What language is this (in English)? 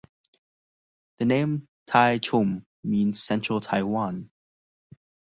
English